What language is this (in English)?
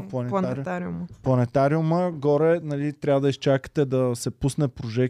Bulgarian